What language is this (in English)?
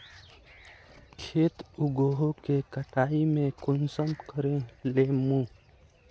Magahi